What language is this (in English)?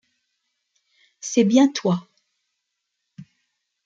French